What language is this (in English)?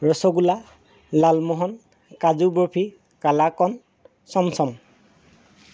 Assamese